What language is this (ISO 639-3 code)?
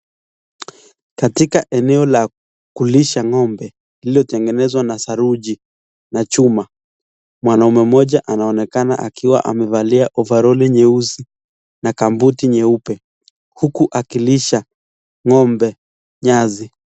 swa